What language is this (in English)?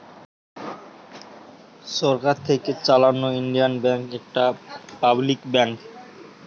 Bangla